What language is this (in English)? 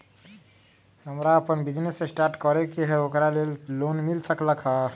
Magahi